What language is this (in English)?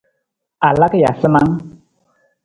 Nawdm